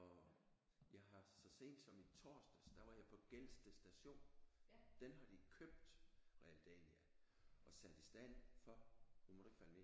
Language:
Danish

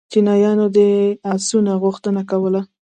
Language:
Pashto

